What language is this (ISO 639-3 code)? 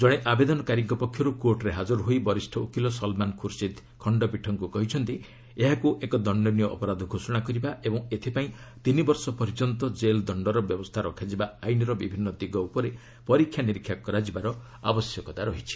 ori